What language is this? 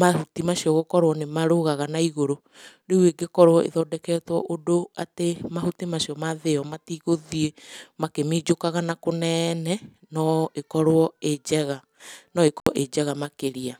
Kikuyu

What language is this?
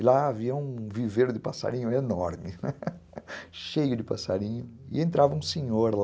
Portuguese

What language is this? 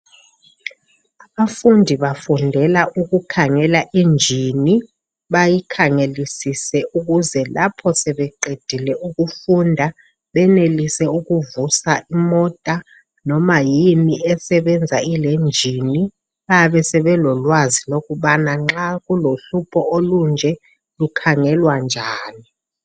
North Ndebele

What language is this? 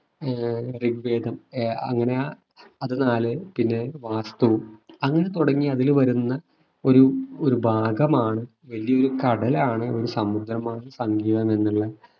Malayalam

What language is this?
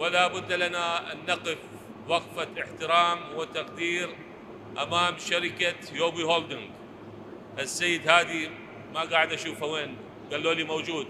Arabic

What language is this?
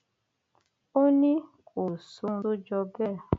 Yoruba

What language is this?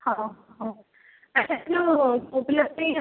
Odia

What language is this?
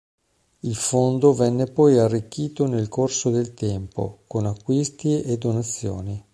Italian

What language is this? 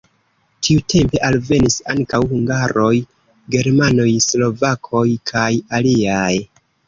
Esperanto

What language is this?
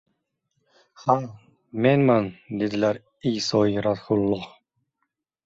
Uzbek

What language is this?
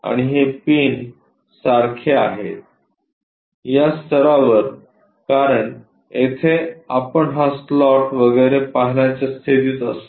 Marathi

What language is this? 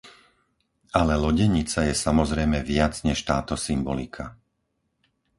Slovak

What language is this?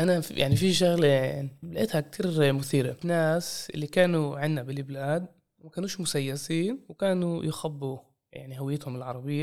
Arabic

